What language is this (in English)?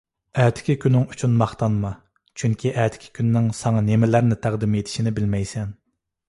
Uyghur